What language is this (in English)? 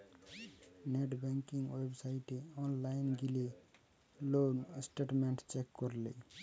Bangla